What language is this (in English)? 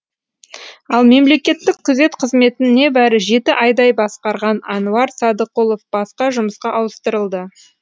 Kazakh